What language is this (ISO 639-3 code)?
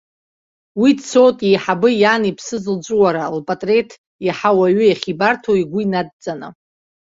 abk